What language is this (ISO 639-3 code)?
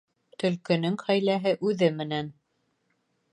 bak